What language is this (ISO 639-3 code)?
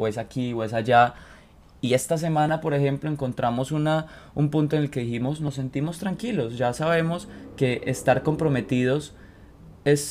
spa